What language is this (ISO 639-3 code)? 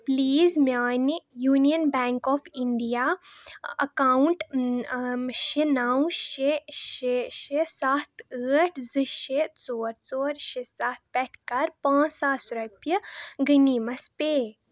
kas